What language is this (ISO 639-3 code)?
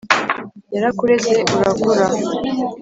kin